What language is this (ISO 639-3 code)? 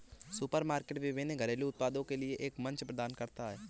hin